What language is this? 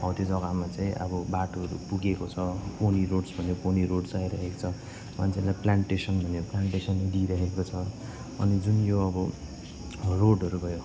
Nepali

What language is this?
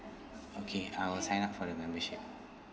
English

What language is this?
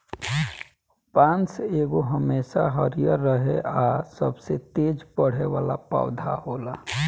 Bhojpuri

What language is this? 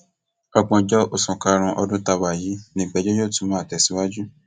Yoruba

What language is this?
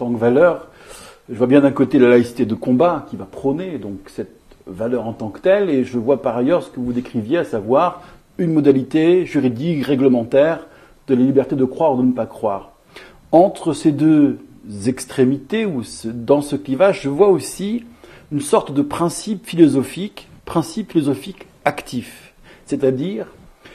French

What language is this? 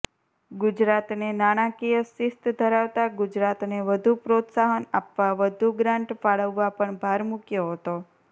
Gujarati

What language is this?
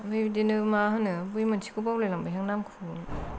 Bodo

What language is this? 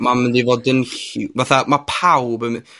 Welsh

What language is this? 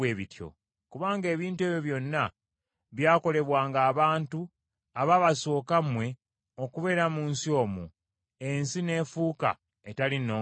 Ganda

